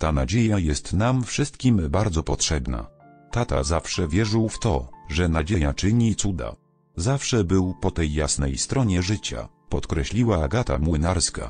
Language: Polish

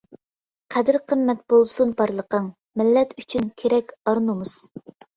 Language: Uyghur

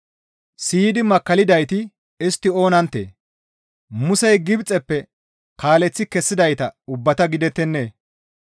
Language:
Gamo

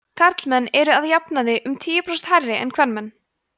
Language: Icelandic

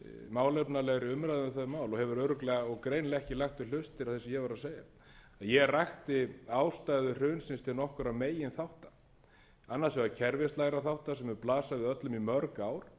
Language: Icelandic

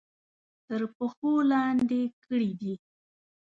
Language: Pashto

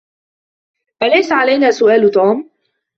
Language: Arabic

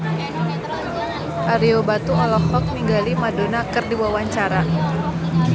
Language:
Sundanese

